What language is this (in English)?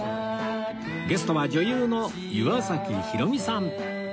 Japanese